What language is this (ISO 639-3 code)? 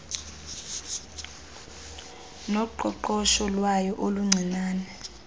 xho